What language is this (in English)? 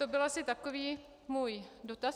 Czech